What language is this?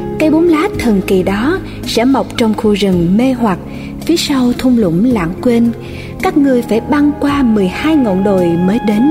Vietnamese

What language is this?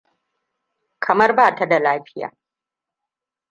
Hausa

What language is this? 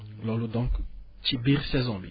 Wolof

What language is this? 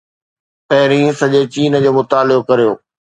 Sindhi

